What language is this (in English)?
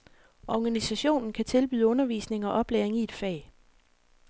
Danish